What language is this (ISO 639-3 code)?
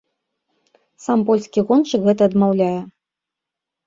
bel